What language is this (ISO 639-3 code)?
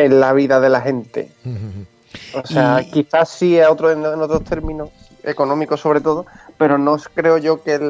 spa